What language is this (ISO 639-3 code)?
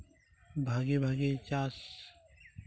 sat